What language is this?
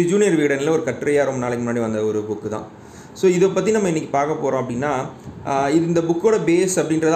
Tamil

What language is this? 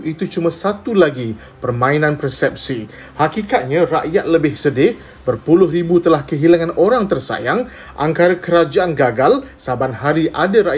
Malay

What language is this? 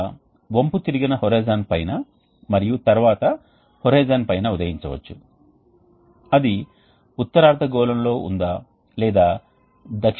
Telugu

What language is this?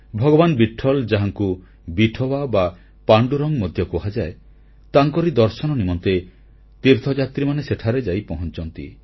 Odia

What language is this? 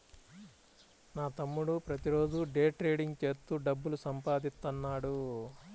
Telugu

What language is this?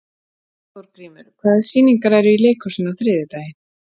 Icelandic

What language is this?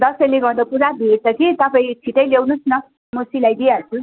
Nepali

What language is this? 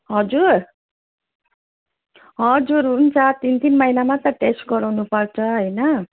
Nepali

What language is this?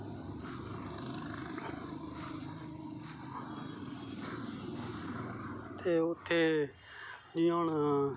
Dogri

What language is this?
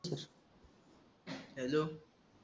Marathi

